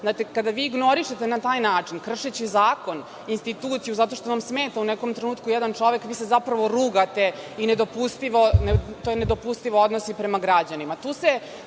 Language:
Serbian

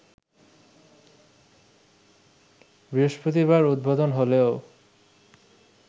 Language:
Bangla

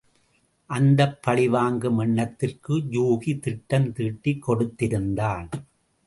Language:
Tamil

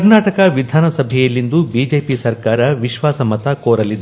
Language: Kannada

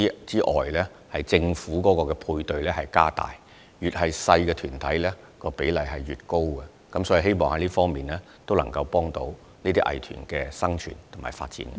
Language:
Cantonese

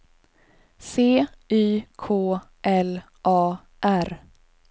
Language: Swedish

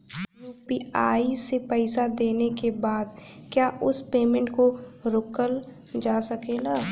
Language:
Bhojpuri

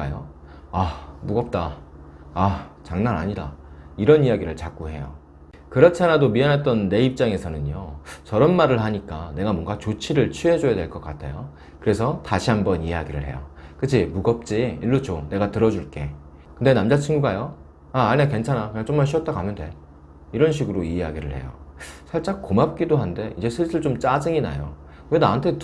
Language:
Korean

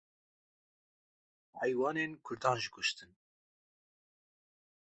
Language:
Kurdish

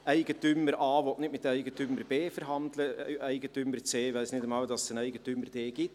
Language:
Swiss German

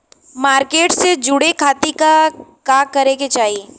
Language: Bhojpuri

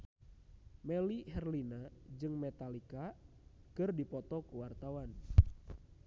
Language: Sundanese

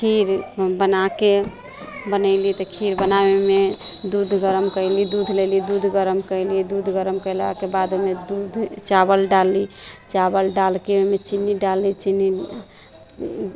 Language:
Maithili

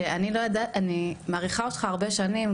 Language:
Hebrew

